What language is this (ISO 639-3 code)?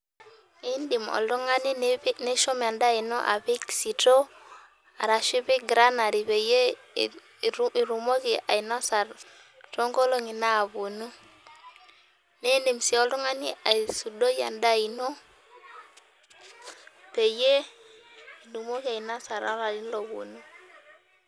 mas